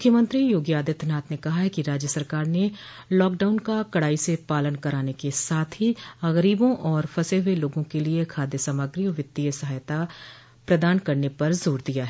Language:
Hindi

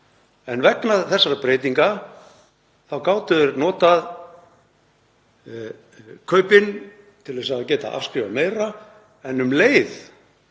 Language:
Icelandic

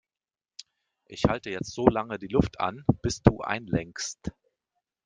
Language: German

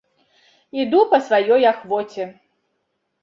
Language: Belarusian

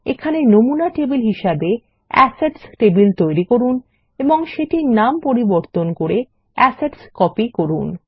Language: Bangla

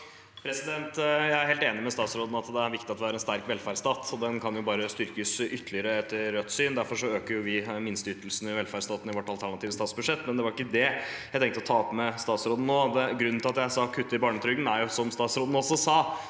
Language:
Norwegian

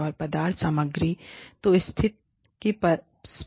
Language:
Hindi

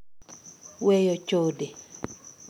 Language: Luo (Kenya and Tanzania)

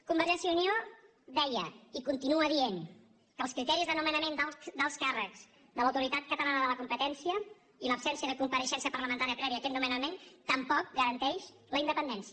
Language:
Catalan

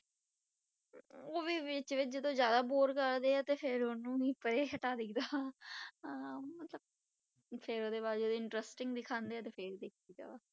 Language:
Punjabi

